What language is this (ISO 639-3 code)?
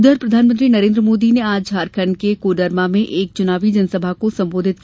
hin